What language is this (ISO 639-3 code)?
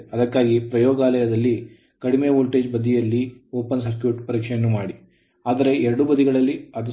kan